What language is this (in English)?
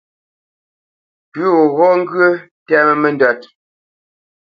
Bamenyam